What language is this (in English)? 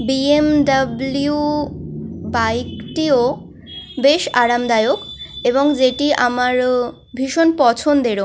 Bangla